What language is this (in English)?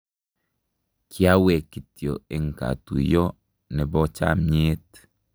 Kalenjin